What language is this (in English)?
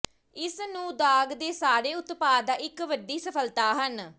Punjabi